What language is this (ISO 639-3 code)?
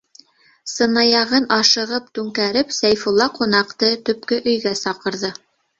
bak